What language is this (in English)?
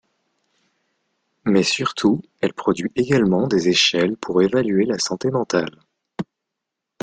French